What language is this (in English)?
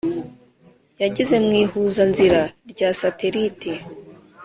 Kinyarwanda